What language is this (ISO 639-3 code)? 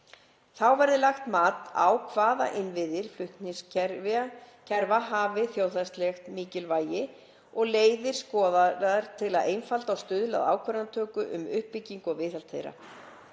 isl